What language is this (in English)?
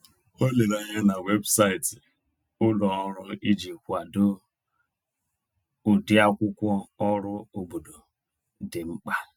Igbo